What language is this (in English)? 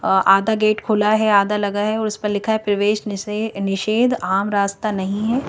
Hindi